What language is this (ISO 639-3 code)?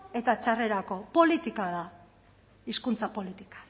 eus